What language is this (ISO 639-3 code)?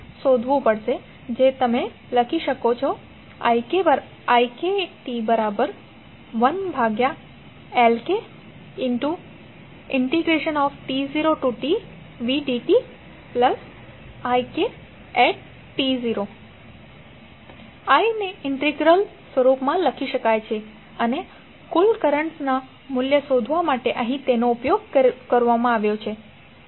guj